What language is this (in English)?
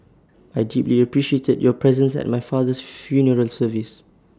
English